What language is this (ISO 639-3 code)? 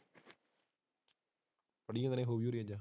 pan